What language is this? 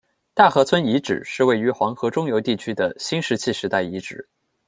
Chinese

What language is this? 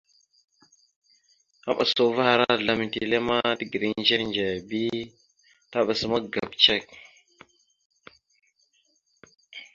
Mada (Cameroon)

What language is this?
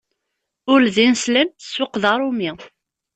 Kabyle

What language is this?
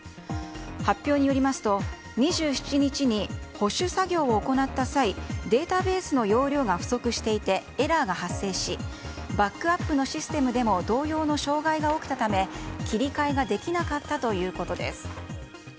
Japanese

